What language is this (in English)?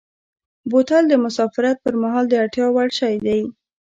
Pashto